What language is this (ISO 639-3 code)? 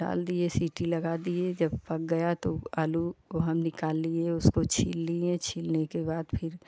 hin